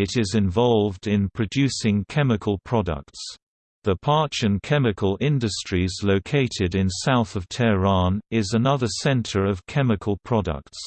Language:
English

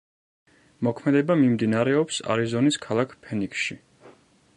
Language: Georgian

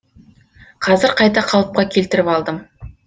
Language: Kazakh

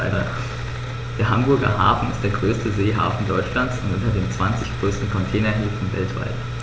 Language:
German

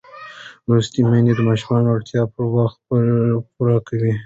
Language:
Pashto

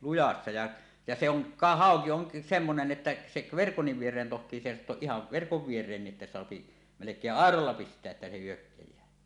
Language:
Finnish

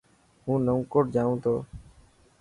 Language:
Dhatki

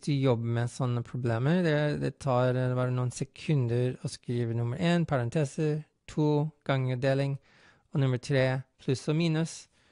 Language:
Norwegian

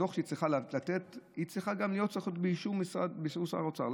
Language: Hebrew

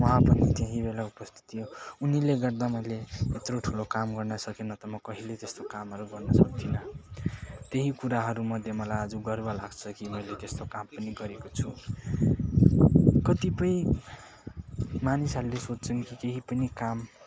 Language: Nepali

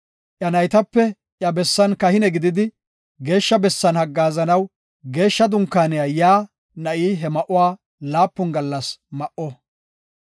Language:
Gofa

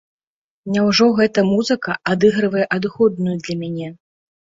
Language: Belarusian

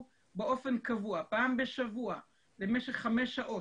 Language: Hebrew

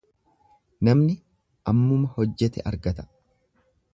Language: Oromo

